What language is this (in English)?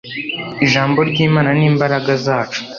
Kinyarwanda